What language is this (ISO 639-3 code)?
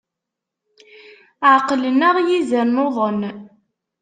kab